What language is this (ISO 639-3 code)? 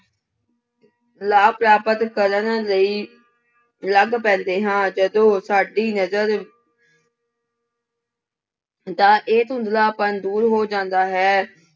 pan